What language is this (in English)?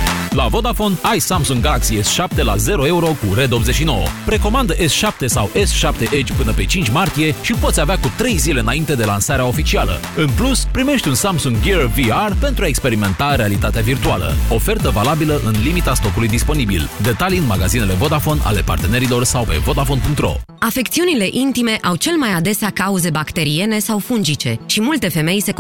Romanian